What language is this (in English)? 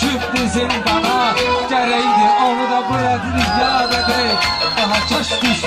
Bulgarian